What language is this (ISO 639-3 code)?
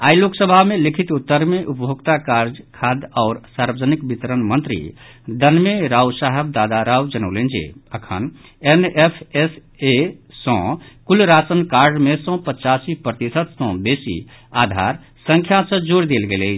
mai